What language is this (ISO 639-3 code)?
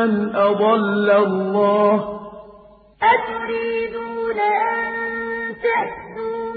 ara